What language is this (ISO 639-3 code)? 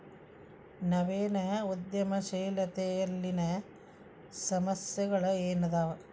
kan